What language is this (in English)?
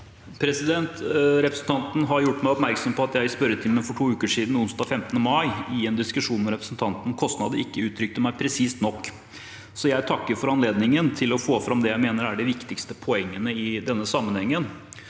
Norwegian